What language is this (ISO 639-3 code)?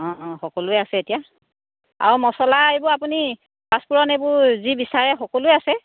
asm